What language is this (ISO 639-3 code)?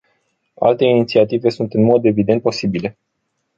ron